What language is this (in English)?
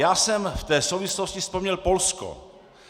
Czech